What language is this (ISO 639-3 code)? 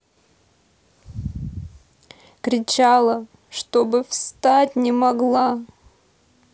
rus